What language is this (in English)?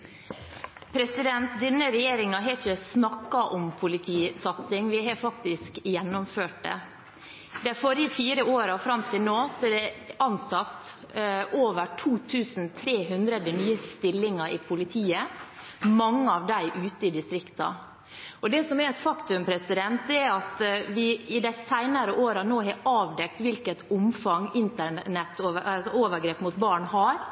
Norwegian Bokmål